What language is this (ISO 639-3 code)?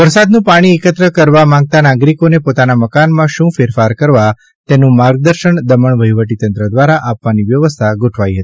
guj